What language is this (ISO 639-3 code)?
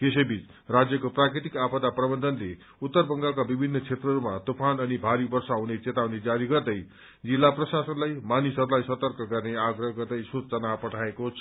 nep